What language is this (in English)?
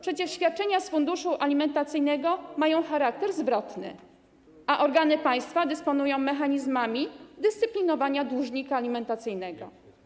Polish